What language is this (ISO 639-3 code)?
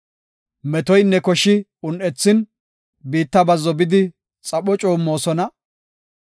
gof